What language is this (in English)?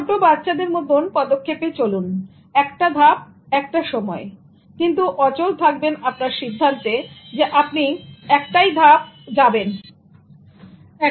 Bangla